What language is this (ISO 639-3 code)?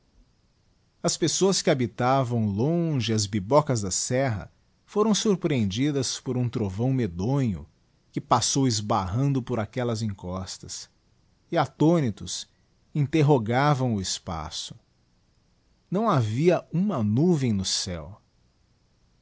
por